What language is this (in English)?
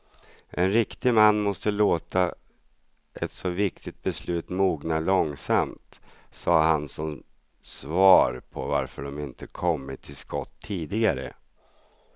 Swedish